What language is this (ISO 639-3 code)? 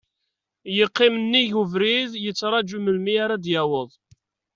kab